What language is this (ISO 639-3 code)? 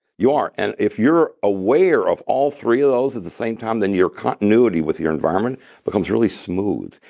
eng